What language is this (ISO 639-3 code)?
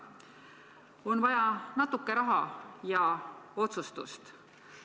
est